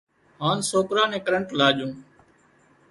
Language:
Wadiyara Koli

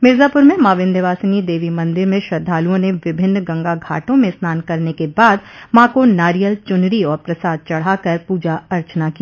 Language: Hindi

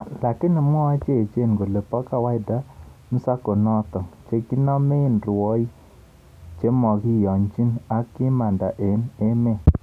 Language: Kalenjin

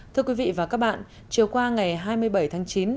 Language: Vietnamese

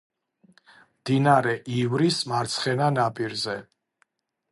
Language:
Georgian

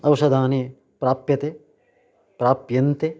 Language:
Sanskrit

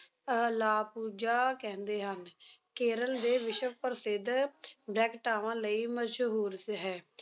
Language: Punjabi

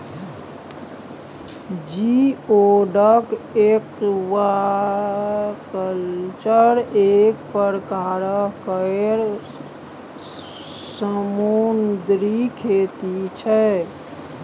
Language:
Maithili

